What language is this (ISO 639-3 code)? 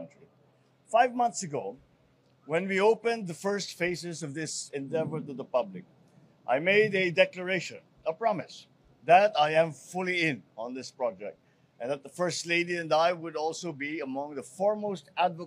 eng